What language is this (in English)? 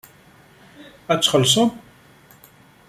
Kabyle